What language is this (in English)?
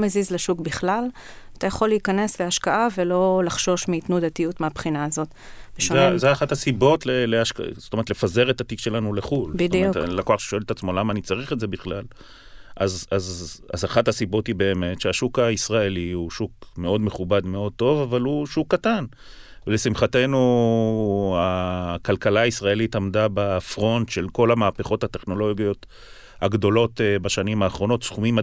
Hebrew